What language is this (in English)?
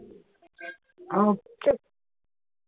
Punjabi